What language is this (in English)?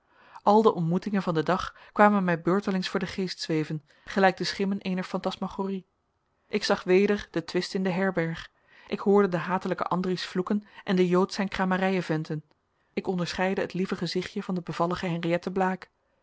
Dutch